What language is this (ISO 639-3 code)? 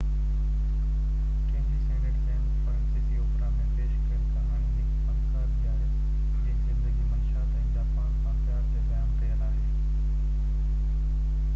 snd